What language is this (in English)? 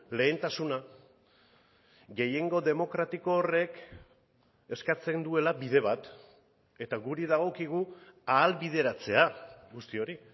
Basque